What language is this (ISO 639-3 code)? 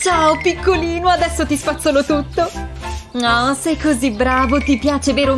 ita